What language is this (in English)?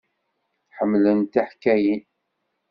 Kabyle